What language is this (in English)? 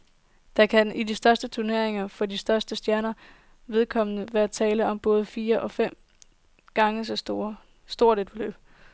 Danish